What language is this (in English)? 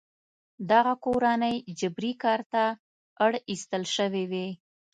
Pashto